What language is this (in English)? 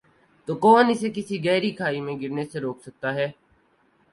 Urdu